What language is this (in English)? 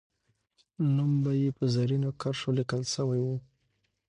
Pashto